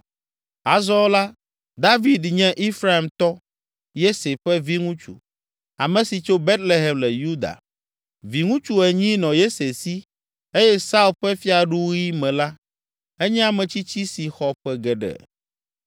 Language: Ewe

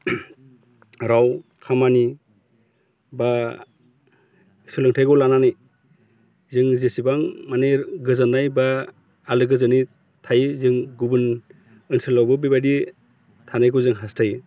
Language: Bodo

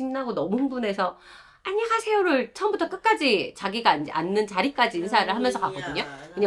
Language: Korean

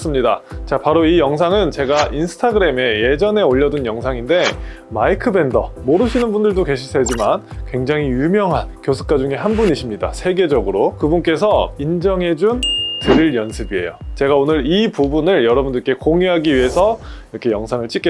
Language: Korean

